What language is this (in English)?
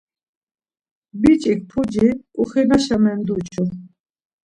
Laz